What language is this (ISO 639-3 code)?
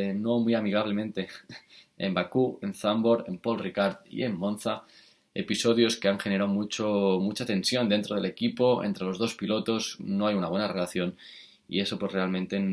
spa